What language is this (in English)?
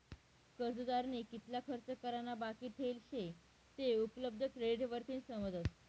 Marathi